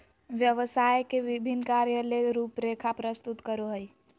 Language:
Magahi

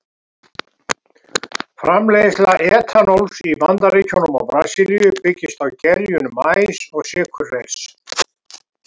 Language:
Icelandic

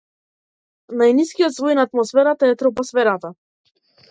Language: Macedonian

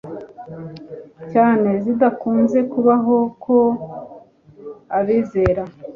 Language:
Kinyarwanda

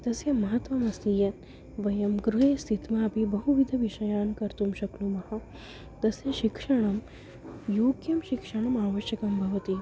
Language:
Sanskrit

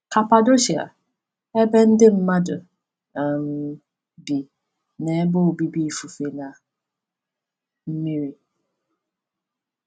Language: Igbo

